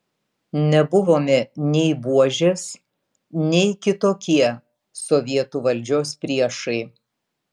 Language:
Lithuanian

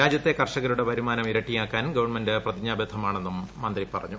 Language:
Malayalam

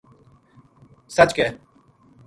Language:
Gujari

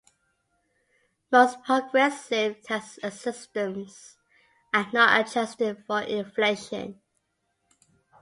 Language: English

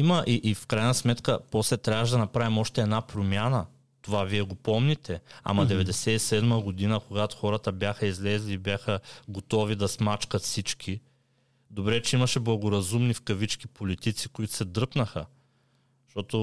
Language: Bulgarian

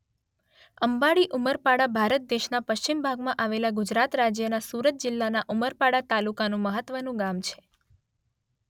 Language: Gujarati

